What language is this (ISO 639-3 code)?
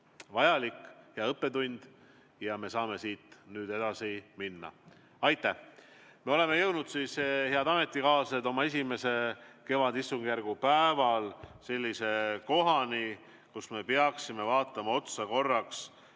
est